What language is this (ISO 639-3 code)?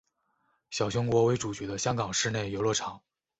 zho